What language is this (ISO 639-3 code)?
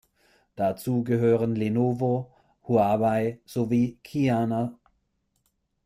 deu